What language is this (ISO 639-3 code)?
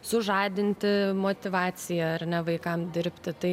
lit